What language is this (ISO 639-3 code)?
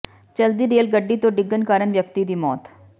pan